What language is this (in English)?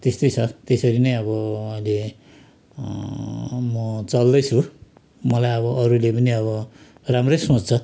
Nepali